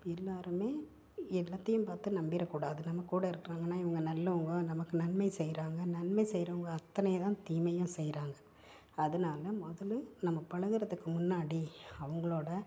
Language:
Tamil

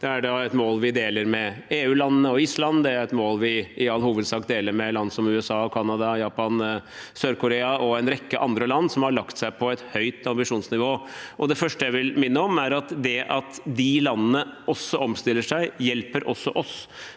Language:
Norwegian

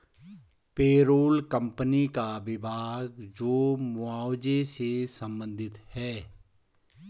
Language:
Hindi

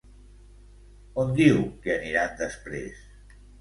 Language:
Catalan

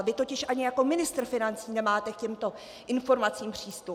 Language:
Czech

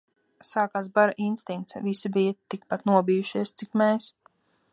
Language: Latvian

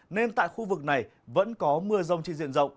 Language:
Vietnamese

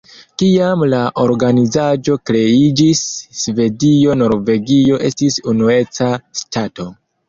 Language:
Esperanto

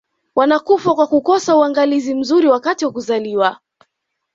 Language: Swahili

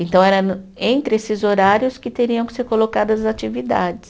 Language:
Portuguese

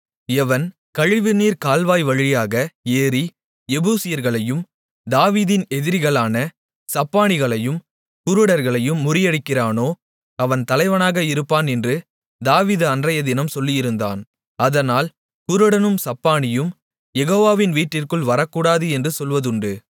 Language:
Tamil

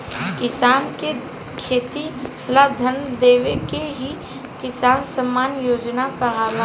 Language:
Bhojpuri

